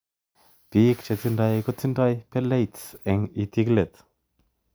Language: Kalenjin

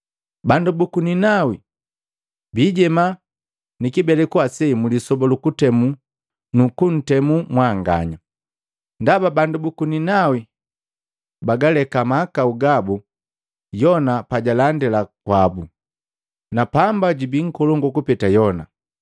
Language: Matengo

